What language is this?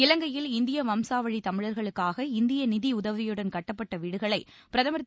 Tamil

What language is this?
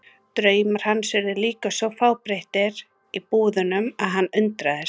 Icelandic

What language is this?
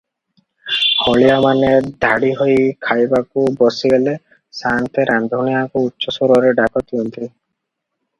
Odia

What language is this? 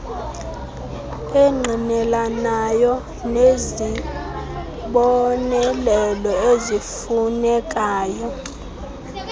Xhosa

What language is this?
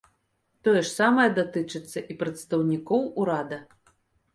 Belarusian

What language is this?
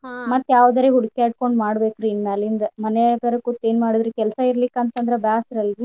Kannada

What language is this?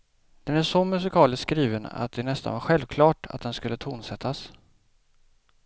Swedish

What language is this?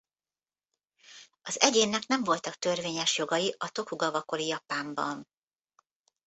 Hungarian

